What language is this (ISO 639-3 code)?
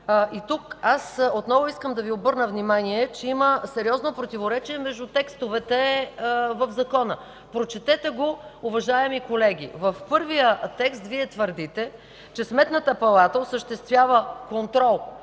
bul